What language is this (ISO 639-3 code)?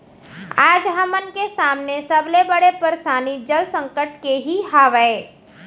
hne